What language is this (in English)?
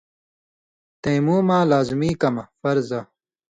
Indus Kohistani